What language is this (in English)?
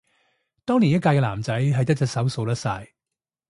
Cantonese